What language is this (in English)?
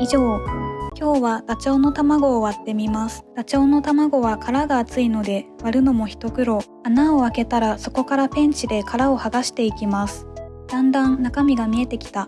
Japanese